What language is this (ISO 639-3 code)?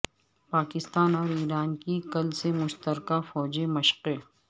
urd